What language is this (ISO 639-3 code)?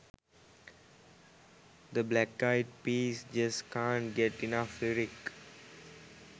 sin